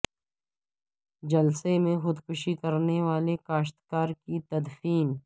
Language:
Urdu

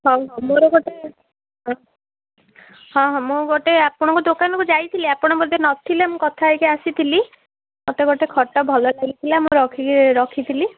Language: Odia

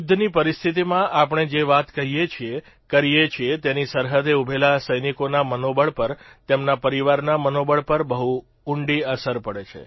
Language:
Gujarati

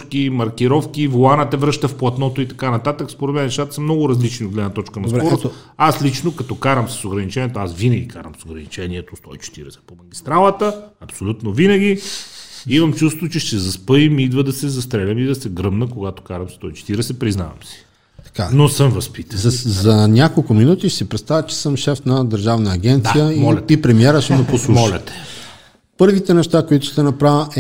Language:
Bulgarian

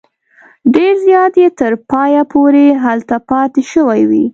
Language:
Pashto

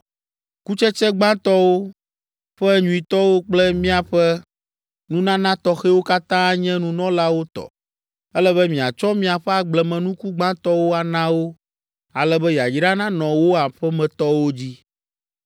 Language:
Ewe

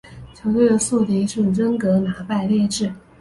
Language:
Chinese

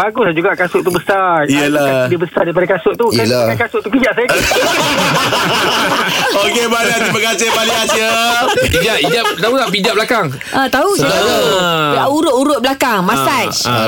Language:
Malay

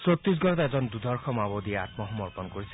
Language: Assamese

